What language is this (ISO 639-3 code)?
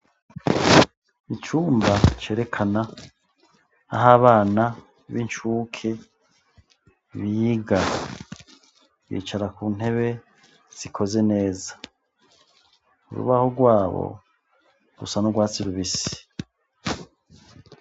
run